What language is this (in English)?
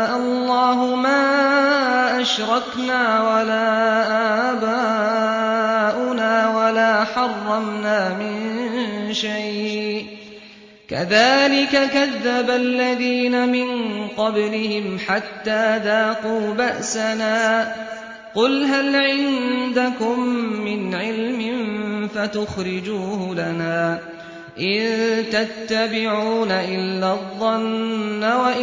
Arabic